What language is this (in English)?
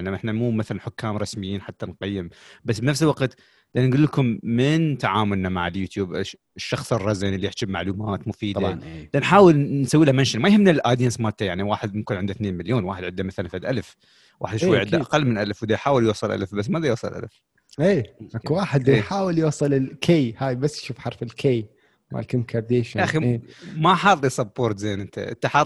Arabic